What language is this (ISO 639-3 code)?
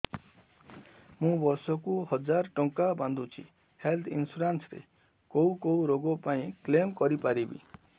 ori